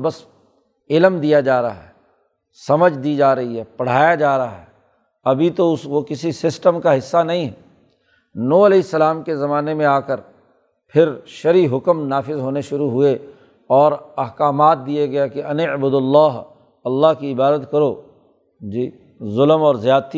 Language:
Urdu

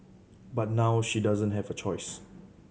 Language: English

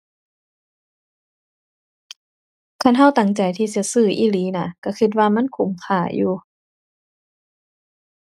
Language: Thai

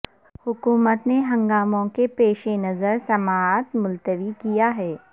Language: Urdu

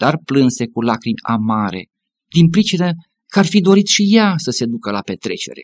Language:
Romanian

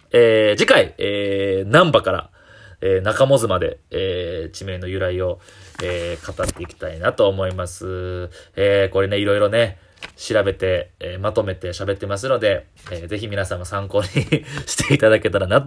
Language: Japanese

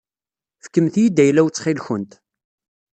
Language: Kabyle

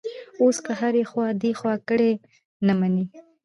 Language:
Pashto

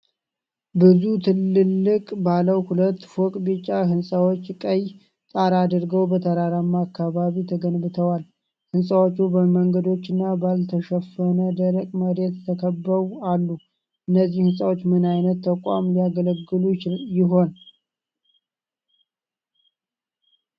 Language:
Amharic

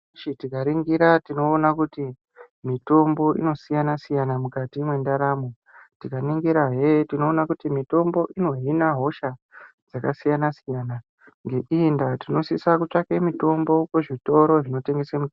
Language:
Ndau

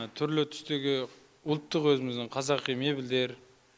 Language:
Kazakh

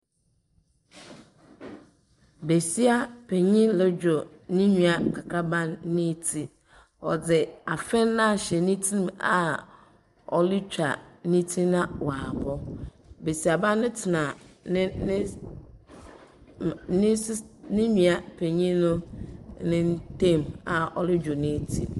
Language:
Akan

